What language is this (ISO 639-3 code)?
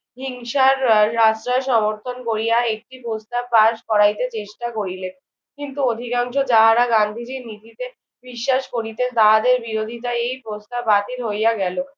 ben